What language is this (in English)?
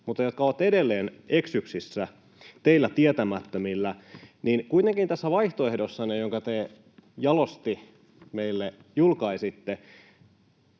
Finnish